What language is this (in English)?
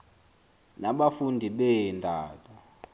Xhosa